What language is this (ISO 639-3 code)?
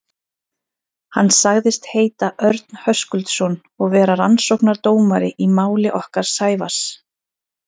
isl